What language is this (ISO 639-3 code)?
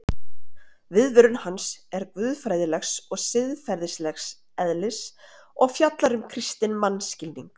isl